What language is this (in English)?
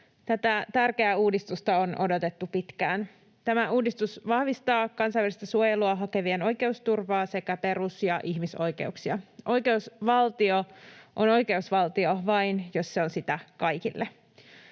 Finnish